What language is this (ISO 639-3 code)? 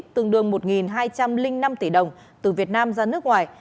vie